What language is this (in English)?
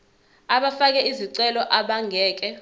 Zulu